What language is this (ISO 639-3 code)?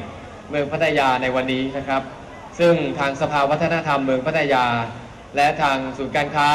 tha